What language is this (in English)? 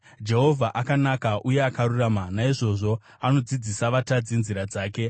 Shona